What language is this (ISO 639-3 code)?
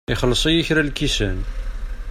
kab